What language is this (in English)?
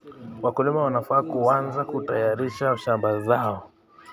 Kalenjin